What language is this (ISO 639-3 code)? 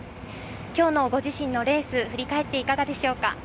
jpn